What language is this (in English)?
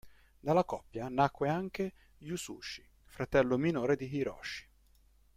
Italian